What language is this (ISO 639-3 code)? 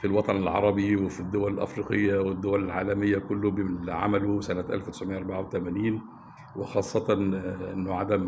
ara